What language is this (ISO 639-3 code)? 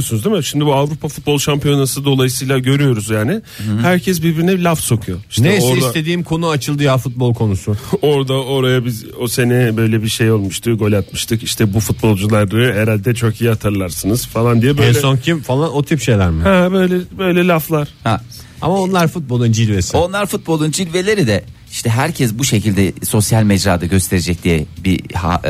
tur